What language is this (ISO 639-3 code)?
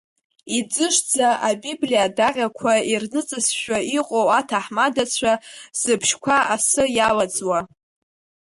abk